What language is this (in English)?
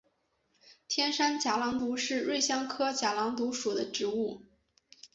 Chinese